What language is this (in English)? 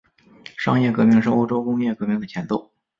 Chinese